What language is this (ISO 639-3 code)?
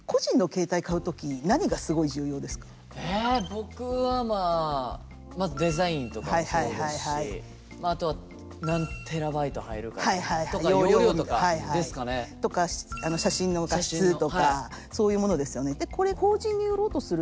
jpn